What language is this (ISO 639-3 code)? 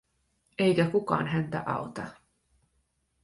fin